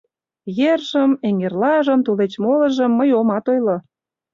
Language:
Mari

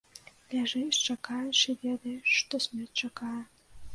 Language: Belarusian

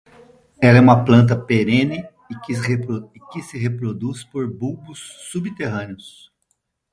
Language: Portuguese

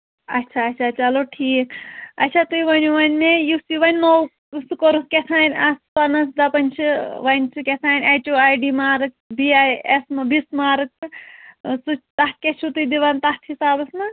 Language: Kashmiri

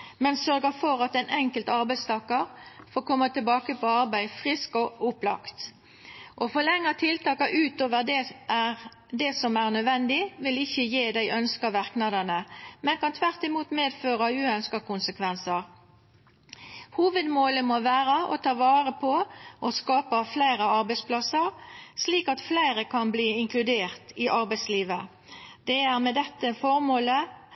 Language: Norwegian Nynorsk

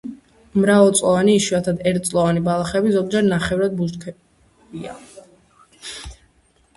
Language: Georgian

